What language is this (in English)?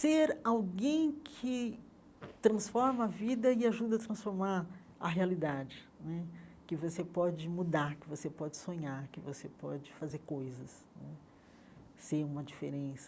Portuguese